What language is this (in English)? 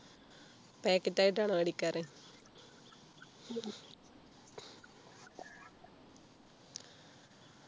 Malayalam